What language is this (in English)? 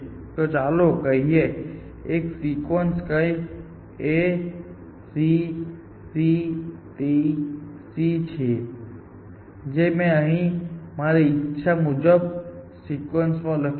Gujarati